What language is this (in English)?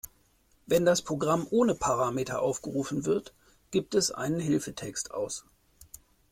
German